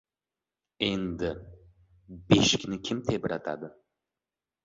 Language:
Uzbek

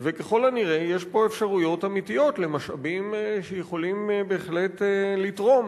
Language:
Hebrew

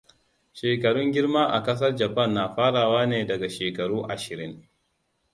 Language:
Hausa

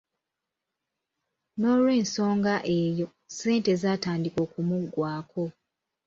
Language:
Ganda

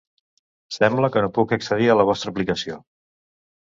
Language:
Catalan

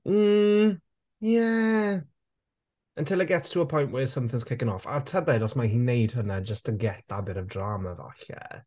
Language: Welsh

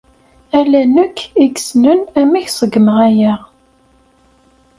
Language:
Kabyle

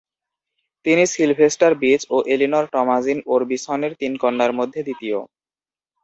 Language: Bangla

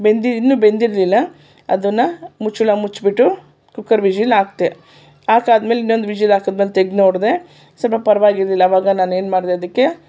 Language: Kannada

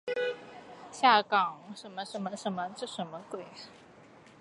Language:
Chinese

